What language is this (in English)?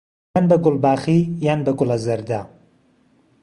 Central Kurdish